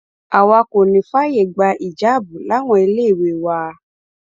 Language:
Yoruba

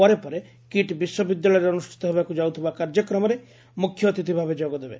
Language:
Odia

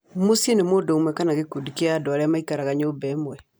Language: Kikuyu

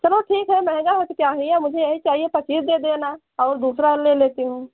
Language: Hindi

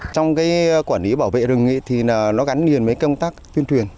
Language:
Vietnamese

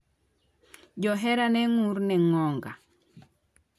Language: Luo (Kenya and Tanzania)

